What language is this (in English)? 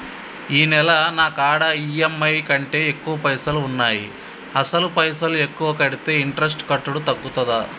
Telugu